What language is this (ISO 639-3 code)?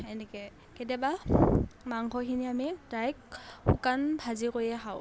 asm